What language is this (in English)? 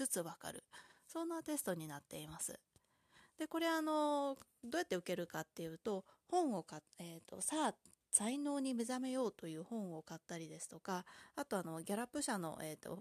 Japanese